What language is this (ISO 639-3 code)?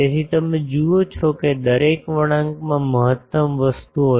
guj